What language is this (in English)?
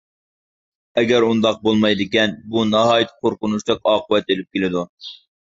Uyghur